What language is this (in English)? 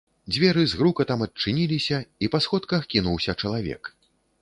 Belarusian